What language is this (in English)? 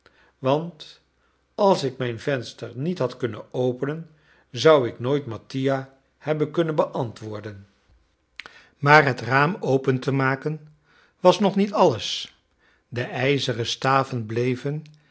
Dutch